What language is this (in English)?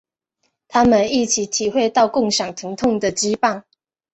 Chinese